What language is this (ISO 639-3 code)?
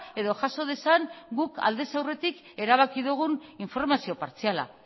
eus